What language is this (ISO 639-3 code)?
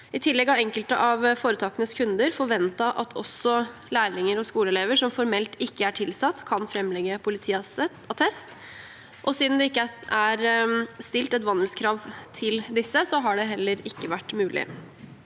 nor